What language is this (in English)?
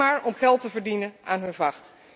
Dutch